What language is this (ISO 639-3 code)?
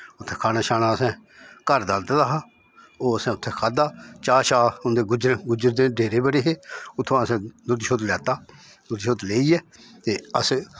doi